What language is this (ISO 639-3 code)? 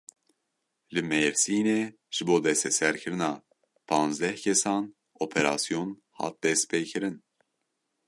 kur